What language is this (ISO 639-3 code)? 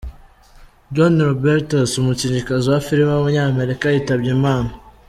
kin